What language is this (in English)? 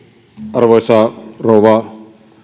Finnish